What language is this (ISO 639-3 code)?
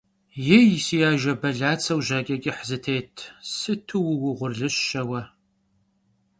kbd